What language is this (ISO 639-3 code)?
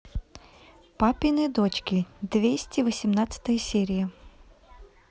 rus